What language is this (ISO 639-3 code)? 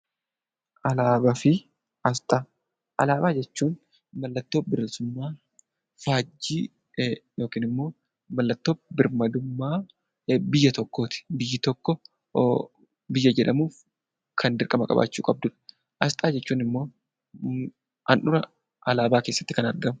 orm